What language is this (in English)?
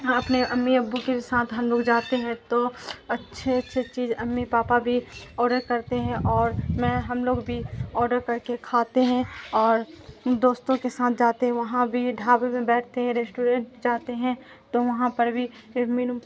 Urdu